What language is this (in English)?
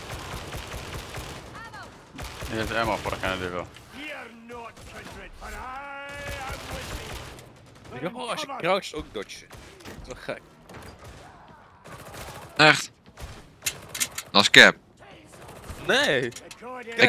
Dutch